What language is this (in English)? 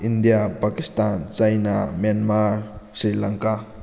Manipuri